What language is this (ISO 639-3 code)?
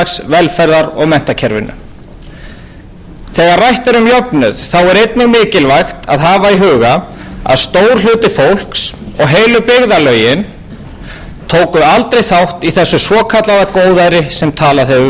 isl